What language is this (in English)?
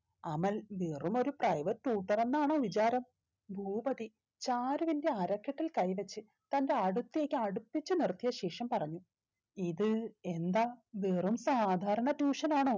Malayalam